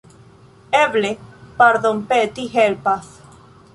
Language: Esperanto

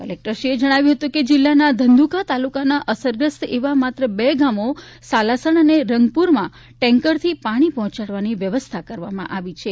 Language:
Gujarati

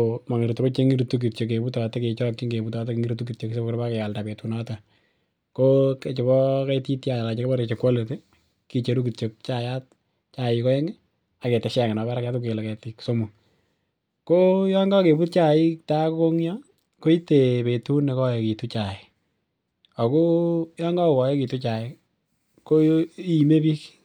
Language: Kalenjin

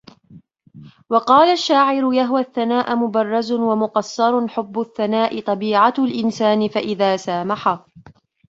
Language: Arabic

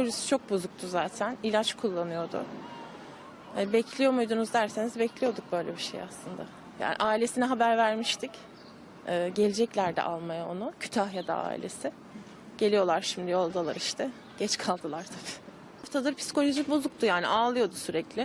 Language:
Turkish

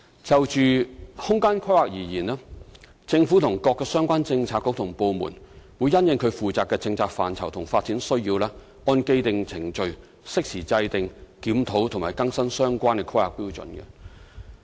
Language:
Cantonese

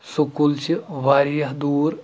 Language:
Kashmiri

